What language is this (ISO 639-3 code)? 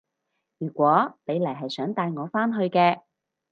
yue